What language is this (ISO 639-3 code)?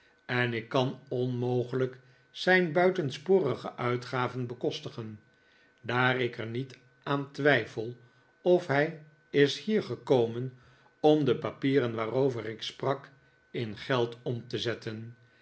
nld